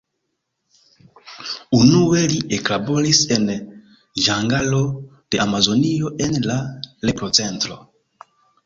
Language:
Esperanto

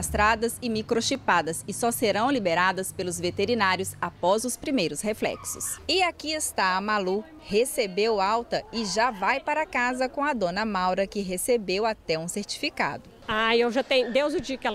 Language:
Portuguese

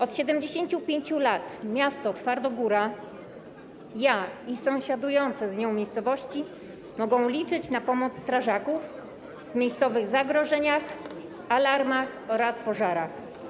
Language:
Polish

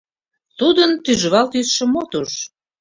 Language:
Mari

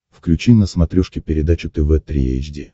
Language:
Russian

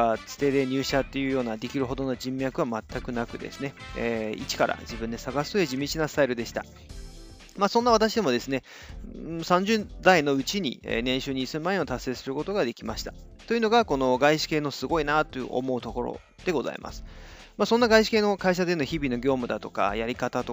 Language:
Japanese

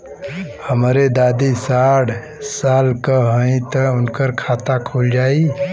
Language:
Bhojpuri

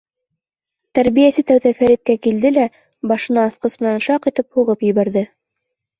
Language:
Bashkir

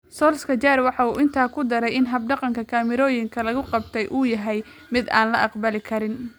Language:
Somali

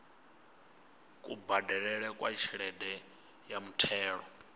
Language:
Venda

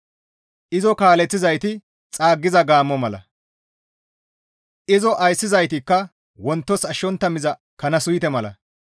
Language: Gamo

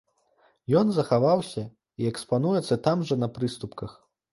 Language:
Belarusian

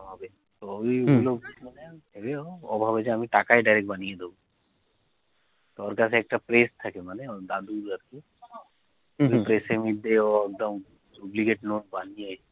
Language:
Bangla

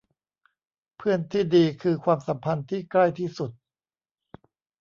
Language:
Thai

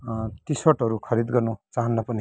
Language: Nepali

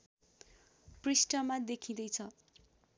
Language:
Nepali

